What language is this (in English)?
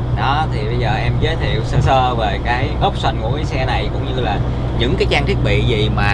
Vietnamese